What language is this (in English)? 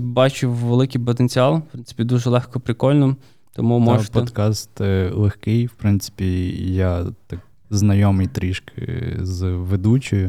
Ukrainian